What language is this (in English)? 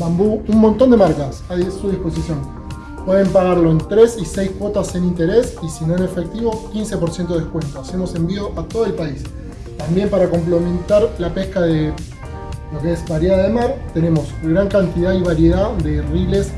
Spanish